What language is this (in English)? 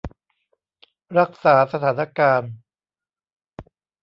Thai